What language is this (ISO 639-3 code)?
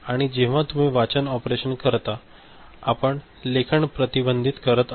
mar